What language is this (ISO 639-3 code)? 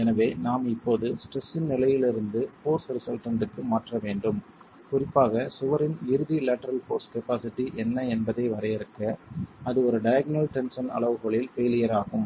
tam